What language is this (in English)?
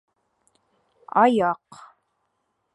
Bashkir